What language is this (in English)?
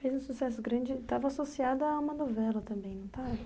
Portuguese